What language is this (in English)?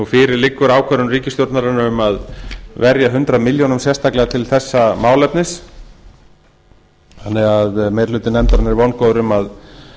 Icelandic